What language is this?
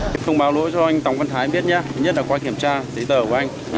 Vietnamese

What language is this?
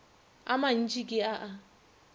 Northern Sotho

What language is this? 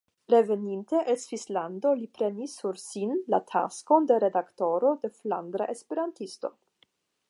Esperanto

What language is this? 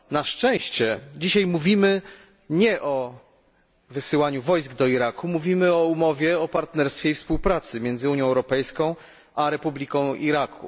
Polish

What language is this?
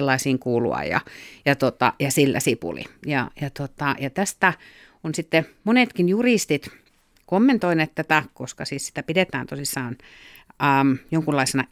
Finnish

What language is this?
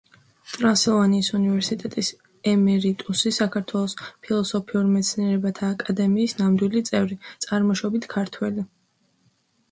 Georgian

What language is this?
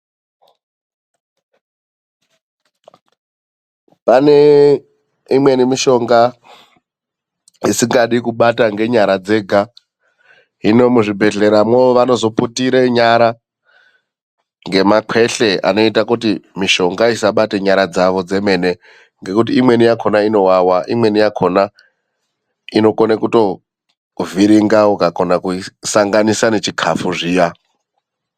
Ndau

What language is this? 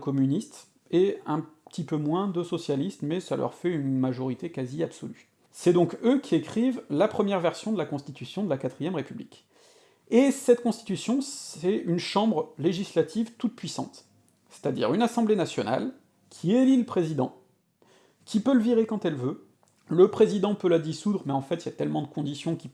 French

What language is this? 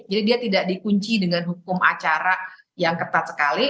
Indonesian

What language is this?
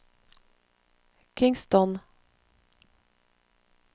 Norwegian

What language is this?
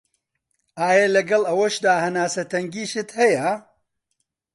Central Kurdish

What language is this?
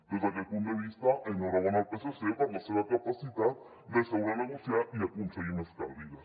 Catalan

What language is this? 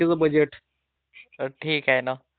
Marathi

